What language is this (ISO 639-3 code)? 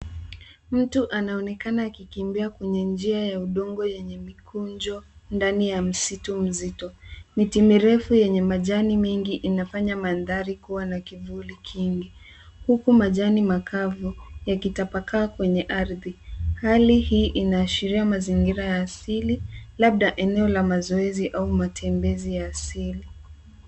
swa